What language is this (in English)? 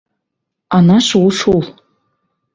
Bashkir